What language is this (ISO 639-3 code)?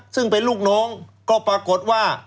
tha